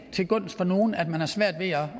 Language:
Danish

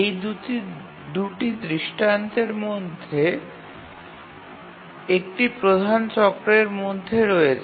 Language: Bangla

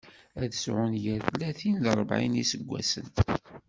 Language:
Kabyle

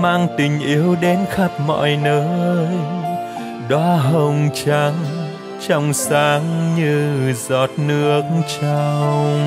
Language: Vietnamese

